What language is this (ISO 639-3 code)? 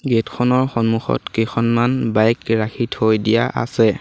asm